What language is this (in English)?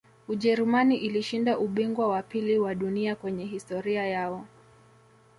Swahili